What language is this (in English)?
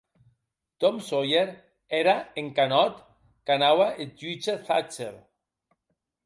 Occitan